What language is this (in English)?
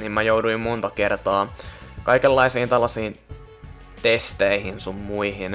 Finnish